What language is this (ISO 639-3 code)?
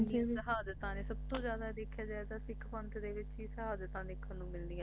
pan